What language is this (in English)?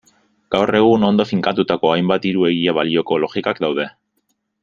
Basque